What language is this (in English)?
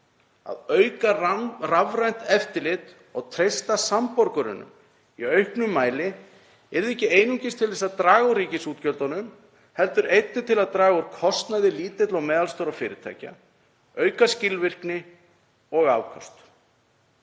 Icelandic